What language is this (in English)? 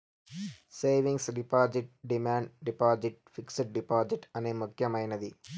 Telugu